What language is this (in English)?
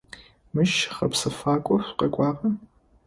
Adyghe